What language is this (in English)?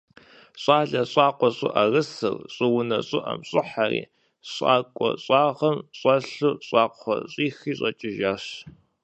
Kabardian